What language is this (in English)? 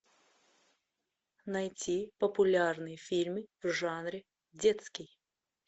Russian